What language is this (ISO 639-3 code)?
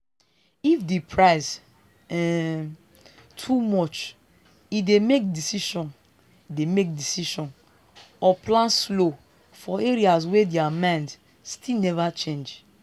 pcm